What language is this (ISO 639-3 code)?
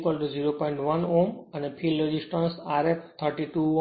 guj